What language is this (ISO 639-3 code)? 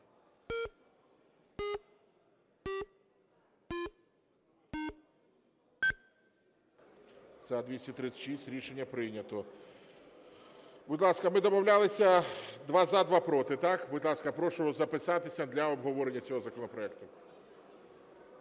ukr